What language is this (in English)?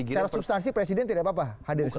Indonesian